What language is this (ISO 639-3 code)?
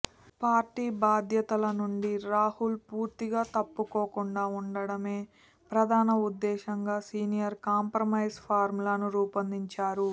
tel